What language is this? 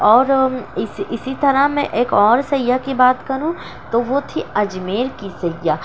Urdu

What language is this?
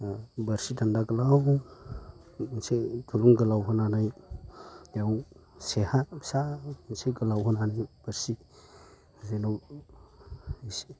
Bodo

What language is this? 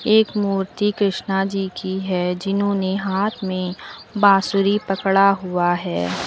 Hindi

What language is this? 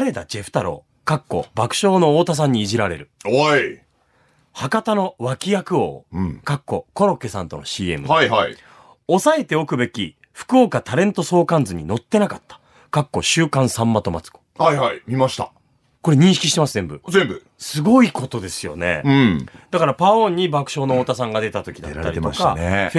Japanese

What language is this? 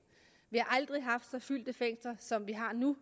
Danish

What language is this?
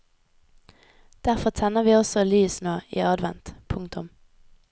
Norwegian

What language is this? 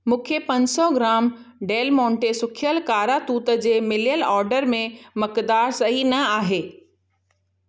Sindhi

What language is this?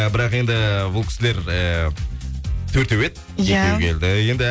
Kazakh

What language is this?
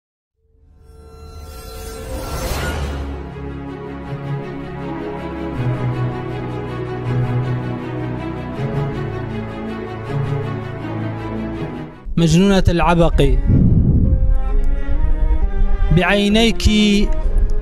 Arabic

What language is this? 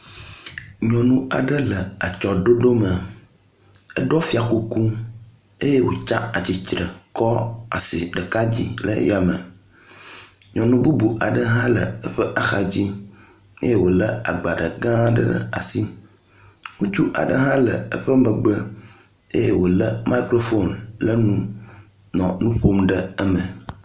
Ewe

